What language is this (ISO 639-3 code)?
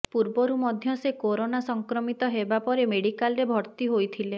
ori